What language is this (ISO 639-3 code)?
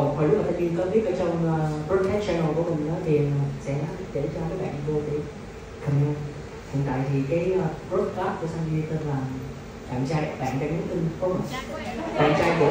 vie